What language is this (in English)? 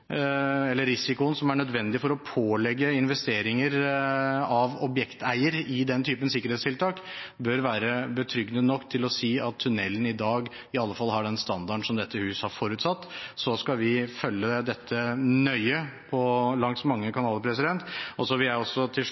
Norwegian Bokmål